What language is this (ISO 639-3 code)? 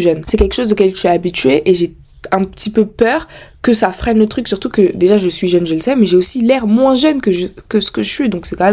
fra